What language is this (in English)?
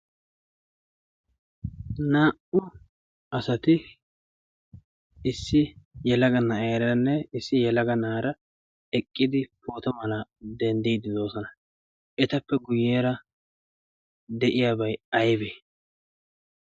Wolaytta